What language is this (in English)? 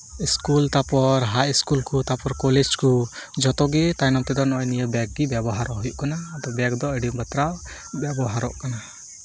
Santali